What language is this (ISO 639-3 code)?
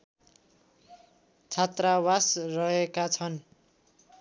nep